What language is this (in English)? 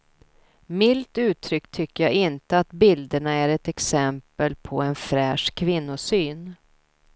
Swedish